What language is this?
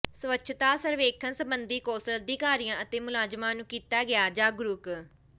Punjabi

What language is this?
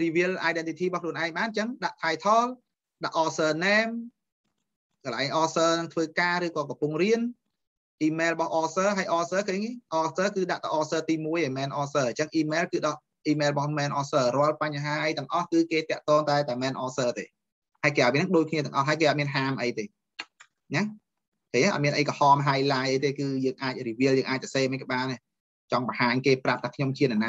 Vietnamese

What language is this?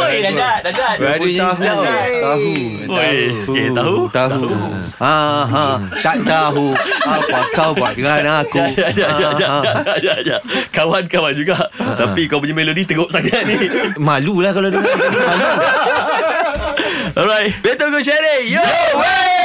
Malay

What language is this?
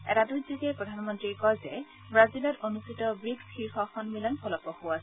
Assamese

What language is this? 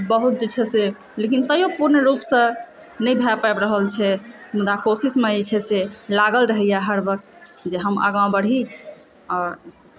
Maithili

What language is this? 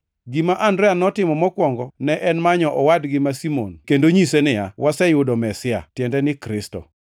Luo (Kenya and Tanzania)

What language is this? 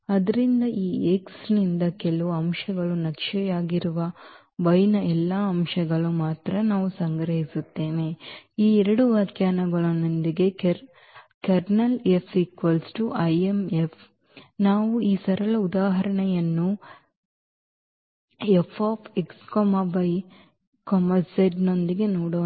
Kannada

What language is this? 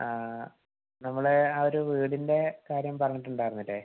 Malayalam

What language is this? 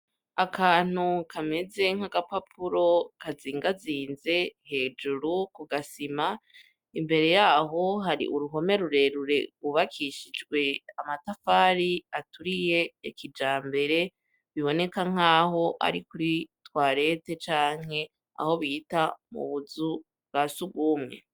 Rundi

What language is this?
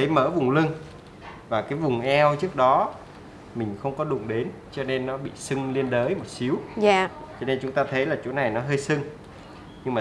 Vietnamese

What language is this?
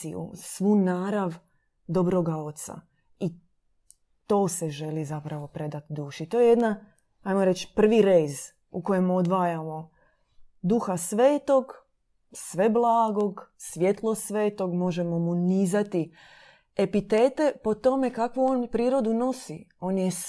Croatian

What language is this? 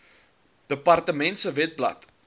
Afrikaans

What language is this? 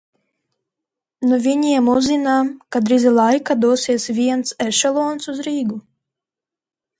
Latvian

